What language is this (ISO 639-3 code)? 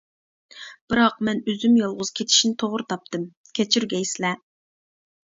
uig